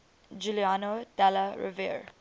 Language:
English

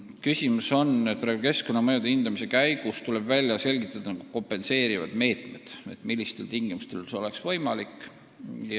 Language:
Estonian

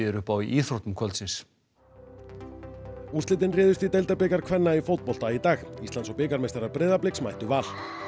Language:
Icelandic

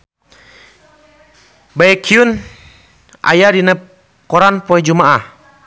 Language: Sundanese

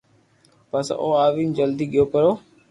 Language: Loarki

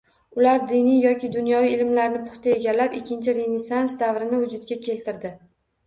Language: Uzbek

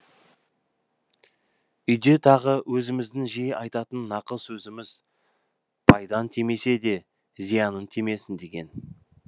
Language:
Kazakh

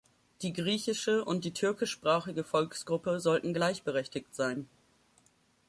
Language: German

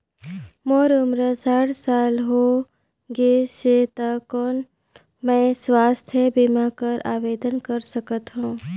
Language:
Chhattisgarhi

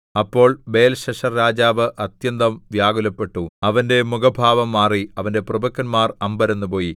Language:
Malayalam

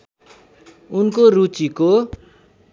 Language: Nepali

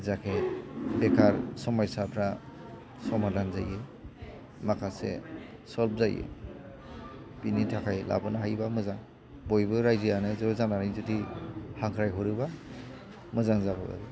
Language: Bodo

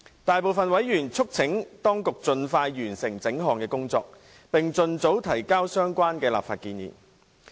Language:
Cantonese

